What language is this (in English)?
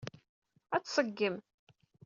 Kabyle